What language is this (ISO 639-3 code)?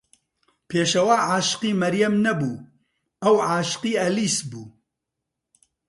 ckb